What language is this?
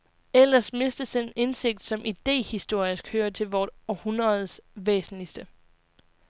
Danish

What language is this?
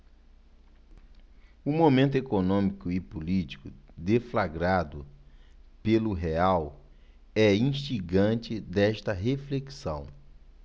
Portuguese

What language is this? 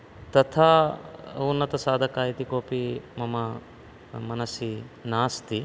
Sanskrit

